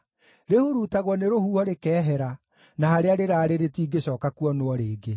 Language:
Kikuyu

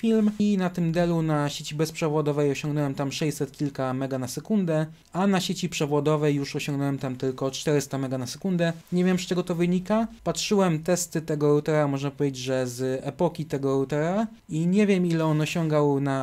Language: Polish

